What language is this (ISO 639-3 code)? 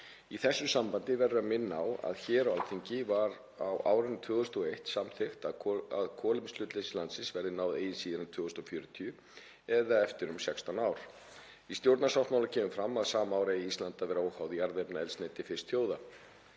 isl